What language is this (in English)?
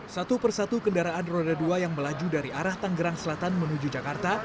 Indonesian